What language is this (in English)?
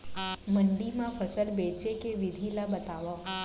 Chhattisgarhi